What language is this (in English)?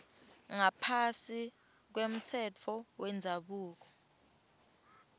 Swati